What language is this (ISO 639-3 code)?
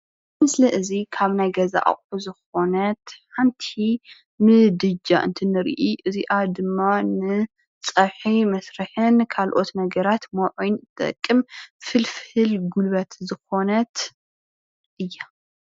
tir